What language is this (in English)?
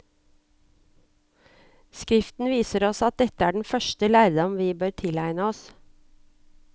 Norwegian